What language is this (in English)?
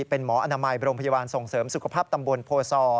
Thai